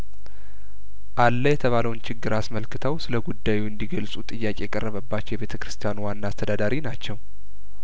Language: Amharic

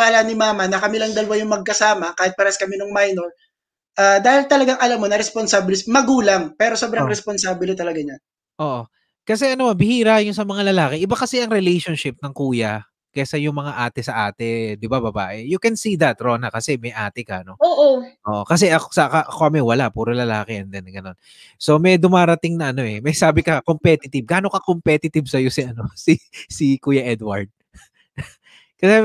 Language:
Filipino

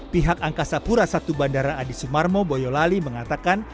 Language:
Indonesian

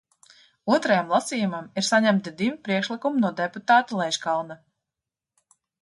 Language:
Latvian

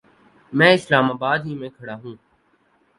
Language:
Urdu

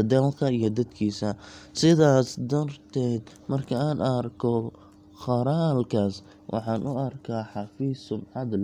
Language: Somali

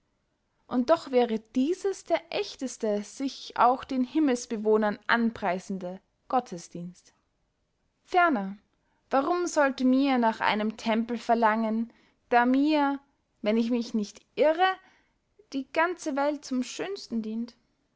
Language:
German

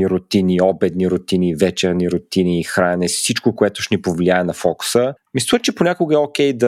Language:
Bulgarian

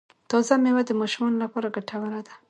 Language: Pashto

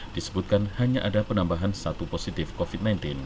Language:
Indonesian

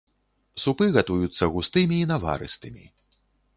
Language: Belarusian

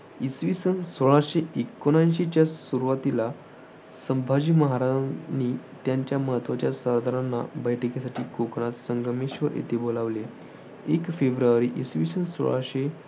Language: Marathi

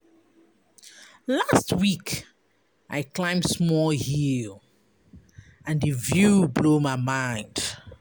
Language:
Nigerian Pidgin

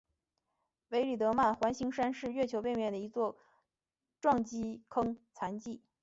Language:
Chinese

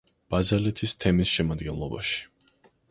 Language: Georgian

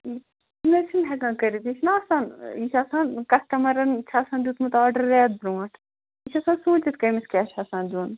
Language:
Kashmiri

